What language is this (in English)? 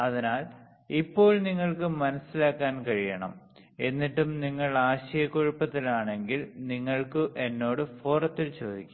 Malayalam